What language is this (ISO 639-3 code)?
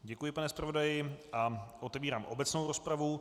ces